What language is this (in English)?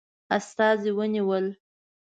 Pashto